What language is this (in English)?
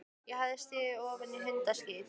Icelandic